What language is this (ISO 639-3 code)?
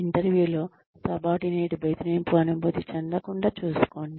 tel